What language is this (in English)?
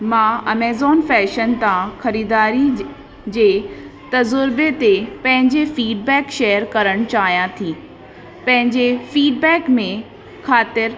Sindhi